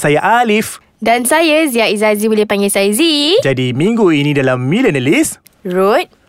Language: Malay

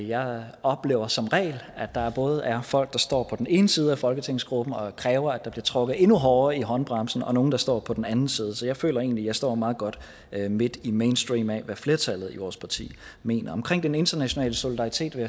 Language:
Danish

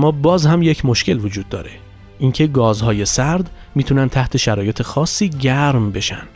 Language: Persian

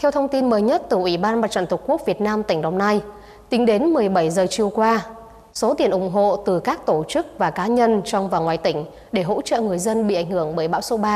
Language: Vietnamese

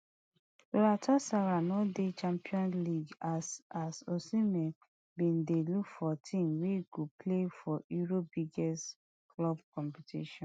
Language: Nigerian Pidgin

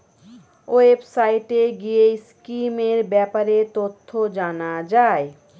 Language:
Bangla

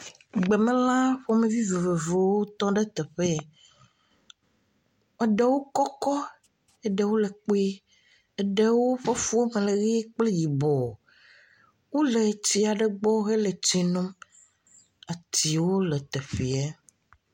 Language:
Ewe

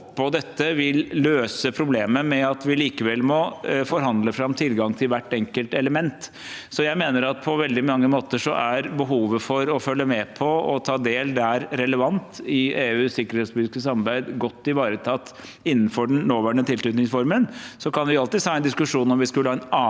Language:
Norwegian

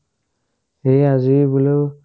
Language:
Assamese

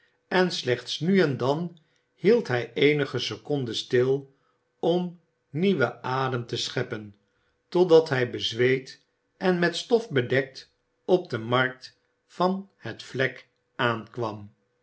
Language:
Dutch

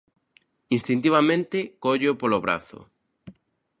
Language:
Galician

